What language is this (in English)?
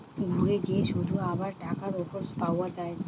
Bangla